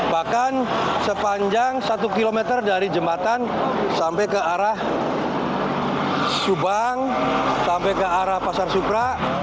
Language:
Indonesian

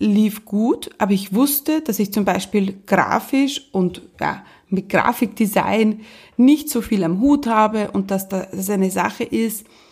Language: German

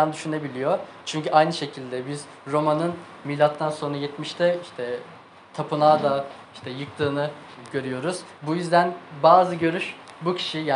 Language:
Turkish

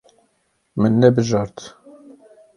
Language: Kurdish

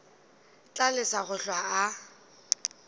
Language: Northern Sotho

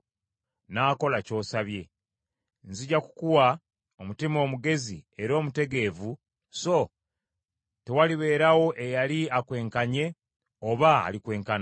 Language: Ganda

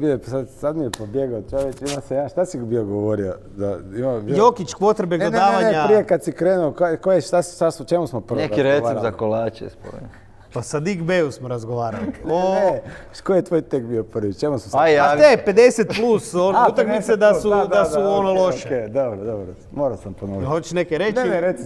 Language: Croatian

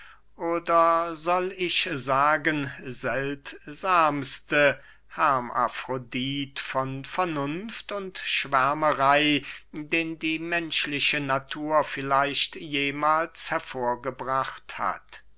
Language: German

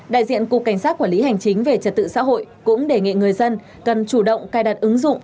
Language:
Vietnamese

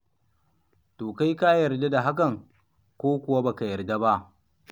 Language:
Hausa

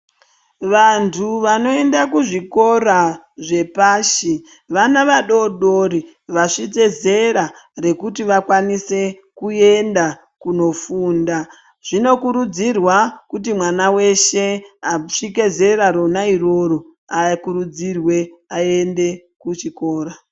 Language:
Ndau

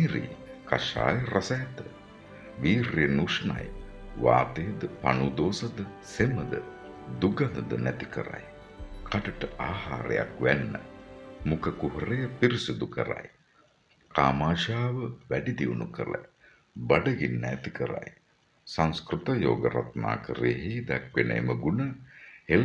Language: Indonesian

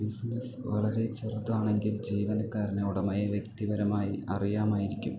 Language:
Malayalam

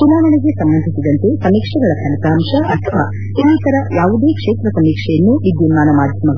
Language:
Kannada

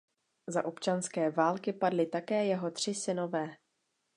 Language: Czech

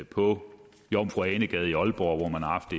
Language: Danish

